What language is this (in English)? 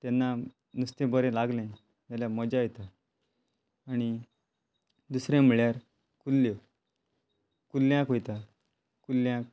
Konkani